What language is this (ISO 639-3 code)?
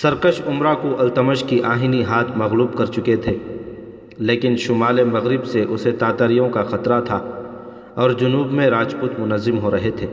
urd